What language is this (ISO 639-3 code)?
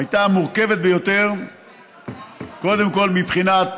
heb